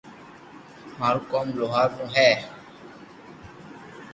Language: Loarki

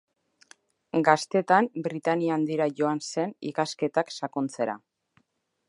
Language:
Basque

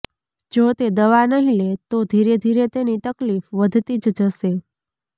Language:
Gujarati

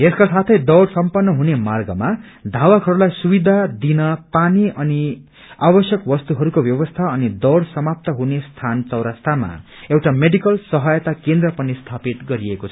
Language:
Nepali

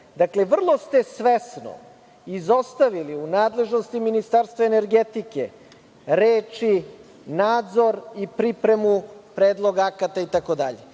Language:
Serbian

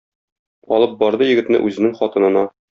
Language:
Tatar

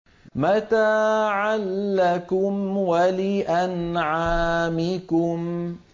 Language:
Arabic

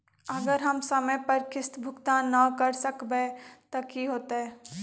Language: Magahi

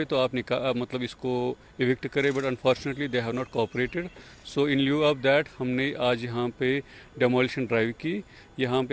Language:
Urdu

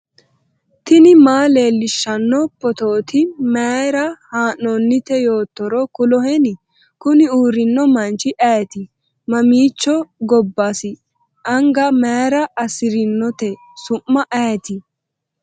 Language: Sidamo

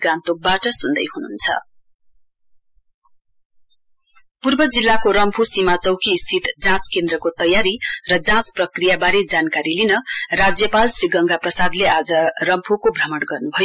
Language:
Nepali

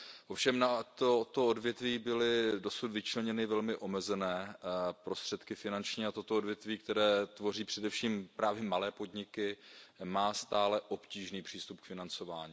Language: Czech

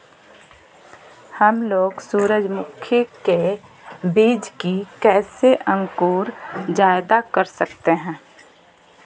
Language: Magahi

